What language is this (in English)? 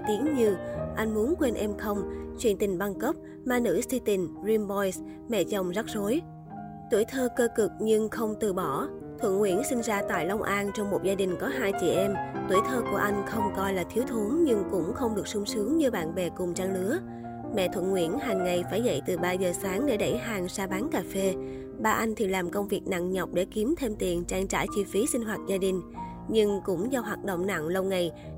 Vietnamese